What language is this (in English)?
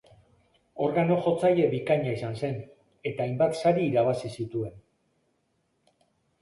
Basque